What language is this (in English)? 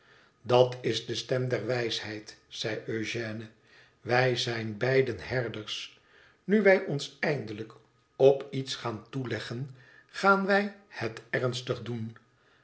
Dutch